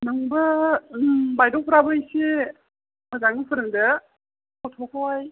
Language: Bodo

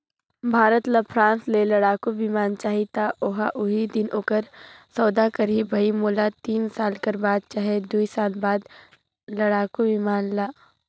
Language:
Chhattisgarhi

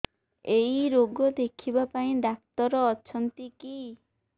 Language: Odia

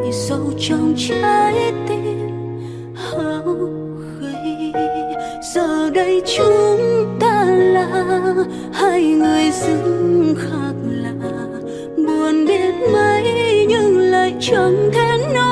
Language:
Vietnamese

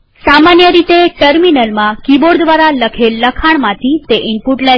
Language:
Gujarati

